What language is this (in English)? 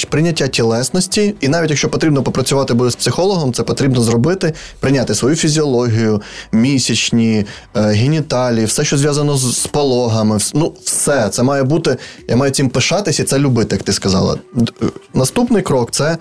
Ukrainian